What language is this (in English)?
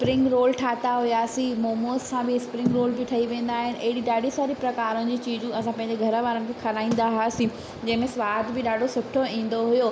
Sindhi